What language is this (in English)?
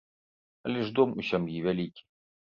Belarusian